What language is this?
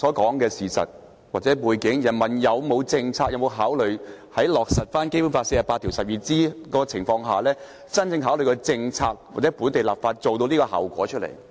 Cantonese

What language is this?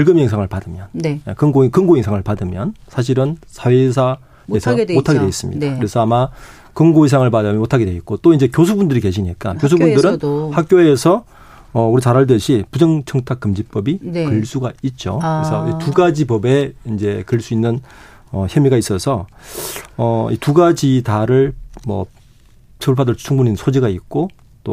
Korean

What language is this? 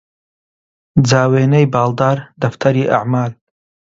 Central Kurdish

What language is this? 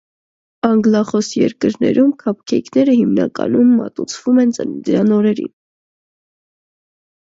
Armenian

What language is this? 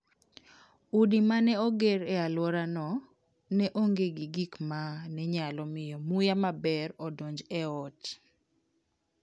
Luo (Kenya and Tanzania)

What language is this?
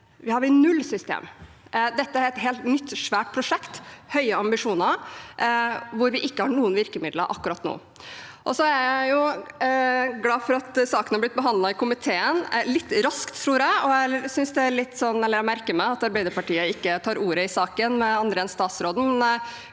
Norwegian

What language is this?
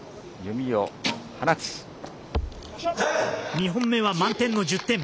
Japanese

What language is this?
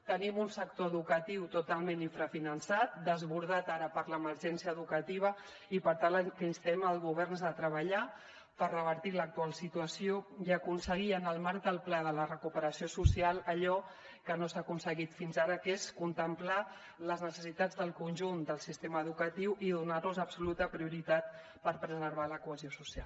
Catalan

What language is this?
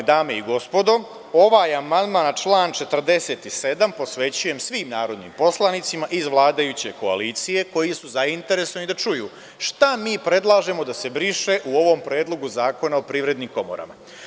Serbian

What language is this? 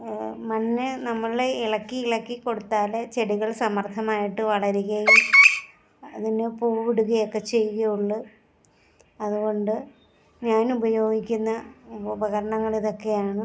Malayalam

